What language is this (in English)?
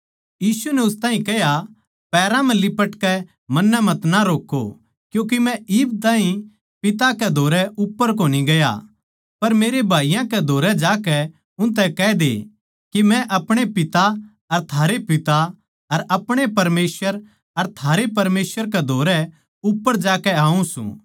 Haryanvi